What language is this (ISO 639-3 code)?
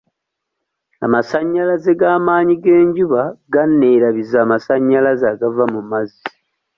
lug